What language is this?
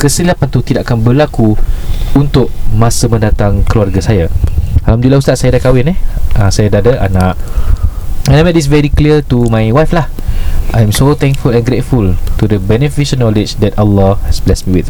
Malay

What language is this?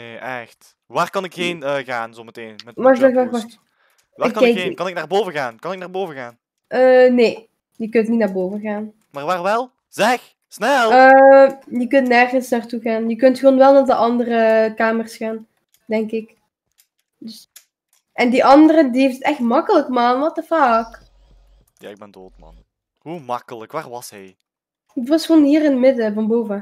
Dutch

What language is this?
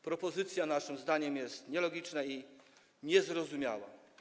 Polish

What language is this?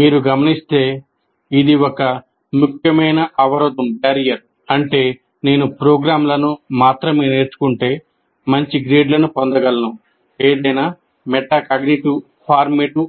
Telugu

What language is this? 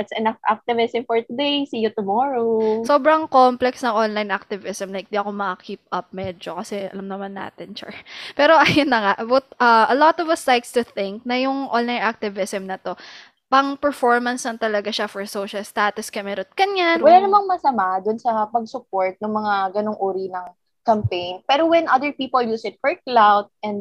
Filipino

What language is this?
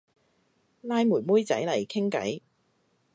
Cantonese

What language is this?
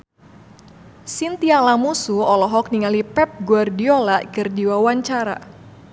Sundanese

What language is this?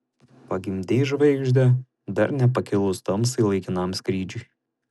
Lithuanian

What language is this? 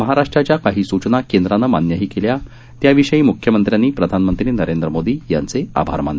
Marathi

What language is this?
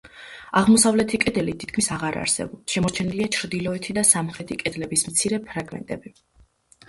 Georgian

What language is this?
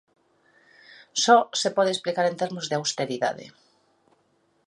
Galician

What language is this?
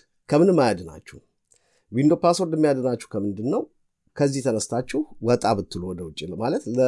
Amharic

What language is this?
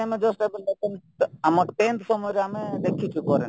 Odia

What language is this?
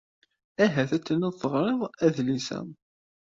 Kabyle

